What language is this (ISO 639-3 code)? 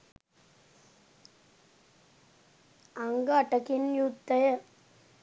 sin